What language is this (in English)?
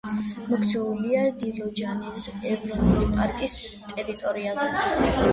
Georgian